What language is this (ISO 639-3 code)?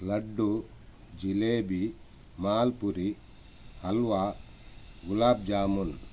kan